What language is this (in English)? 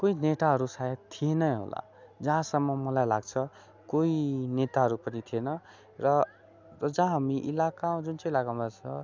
Nepali